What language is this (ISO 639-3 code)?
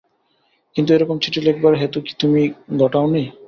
ben